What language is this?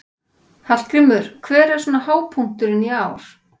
Icelandic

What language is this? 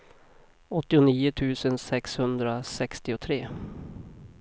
Swedish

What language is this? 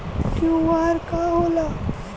Bhojpuri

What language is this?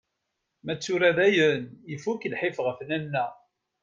Kabyle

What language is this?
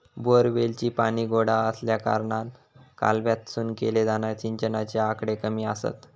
Marathi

